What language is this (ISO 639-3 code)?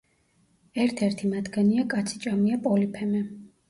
kat